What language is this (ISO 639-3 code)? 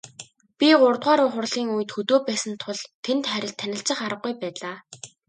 mon